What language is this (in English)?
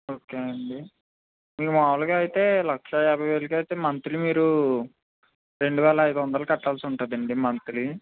Telugu